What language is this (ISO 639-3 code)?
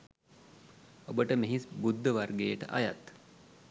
sin